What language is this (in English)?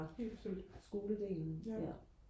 Danish